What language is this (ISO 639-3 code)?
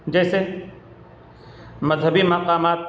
urd